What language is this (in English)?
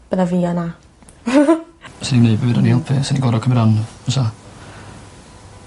Welsh